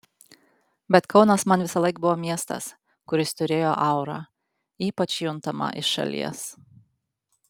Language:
Lithuanian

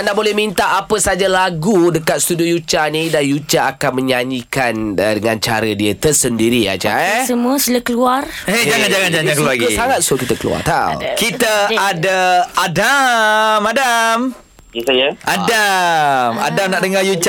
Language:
Malay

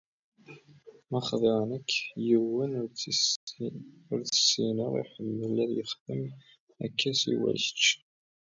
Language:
Kabyle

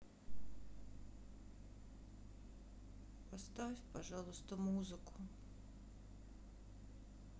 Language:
Russian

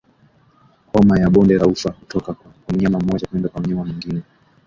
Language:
Swahili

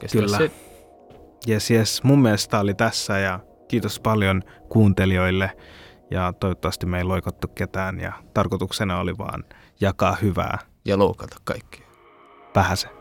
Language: Finnish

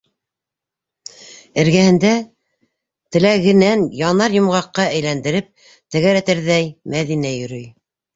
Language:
Bashkir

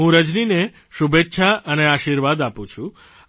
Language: Gujarati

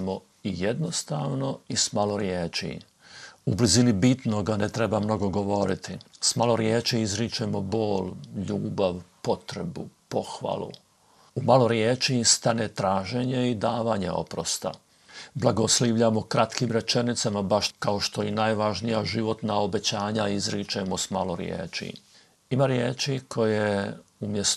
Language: Croatian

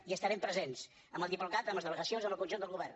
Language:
Catalan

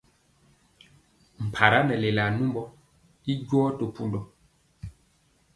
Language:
Mpiemo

